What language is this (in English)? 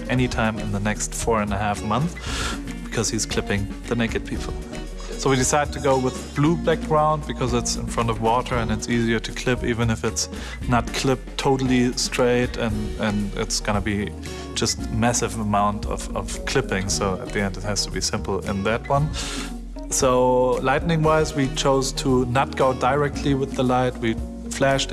English